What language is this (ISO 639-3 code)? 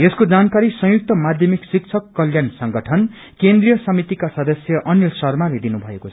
nep